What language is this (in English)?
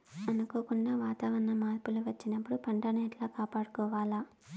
Telugu